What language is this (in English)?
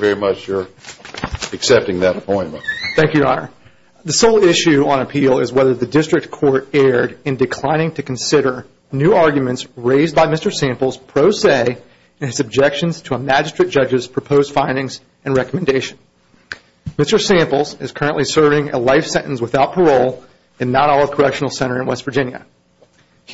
English